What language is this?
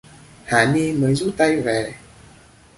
Vietnamese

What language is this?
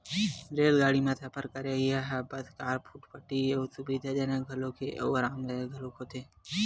Chhattisgarhi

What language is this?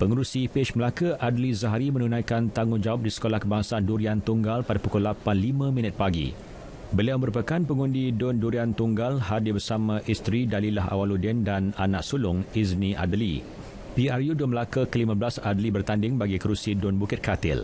Malay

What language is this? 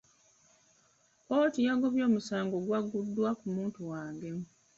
Ganda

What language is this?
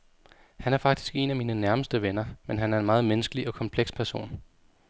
Danish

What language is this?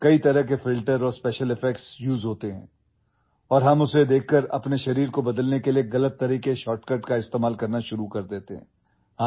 Urdu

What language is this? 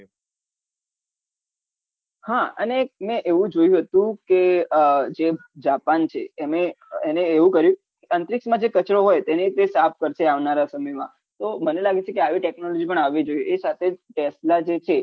Gujarati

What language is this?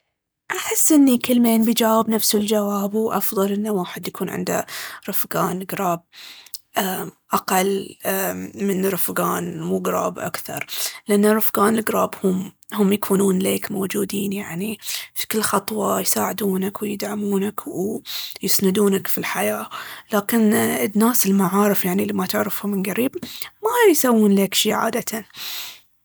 Baharna Arabic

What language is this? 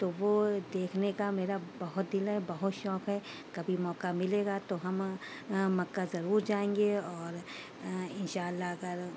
Urdu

